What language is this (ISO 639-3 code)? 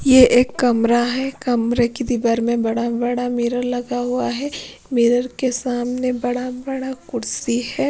hin